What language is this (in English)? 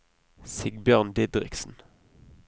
Norwegian